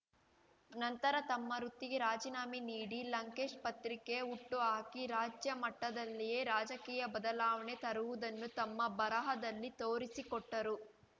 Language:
Kannada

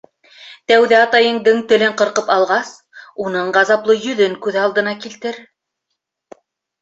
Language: Bashkir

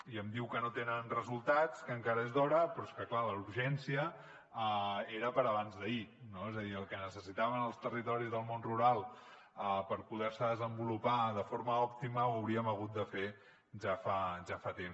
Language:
Catalan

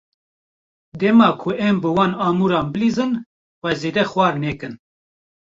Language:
Kurdish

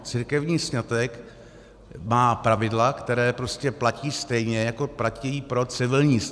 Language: Czech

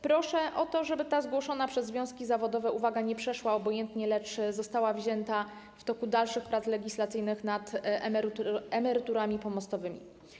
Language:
Polish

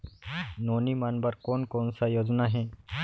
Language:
Chhattisgarhi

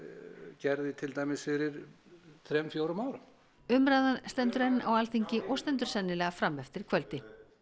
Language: Icelandic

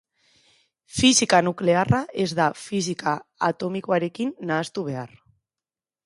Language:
Basque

